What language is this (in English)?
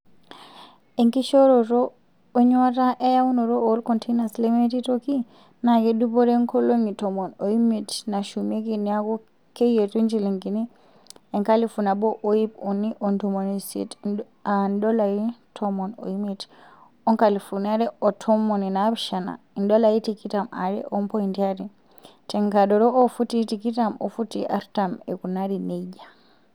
Masai